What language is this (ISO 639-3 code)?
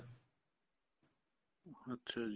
pan